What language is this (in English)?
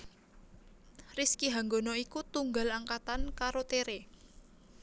Javanese